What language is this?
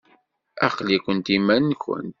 Kabyle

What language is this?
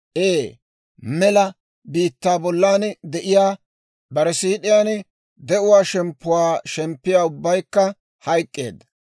Dawro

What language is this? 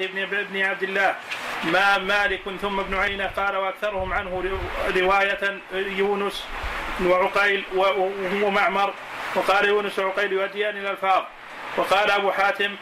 Arabic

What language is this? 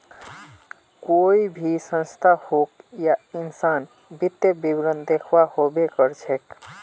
Magahi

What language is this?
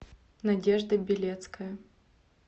Russian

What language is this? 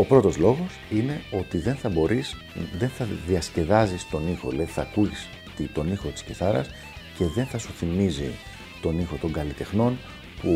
Greek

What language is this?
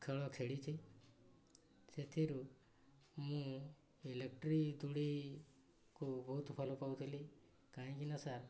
Odia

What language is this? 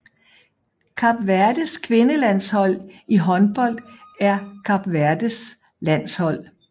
Danish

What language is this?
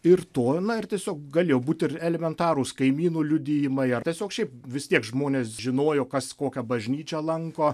Lithuanian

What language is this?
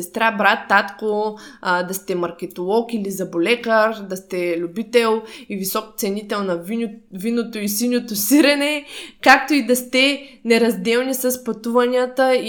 Bulgarian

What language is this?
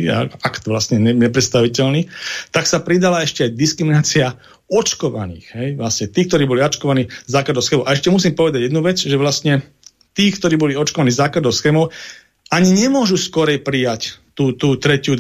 Slovak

